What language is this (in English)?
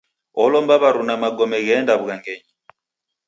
Taita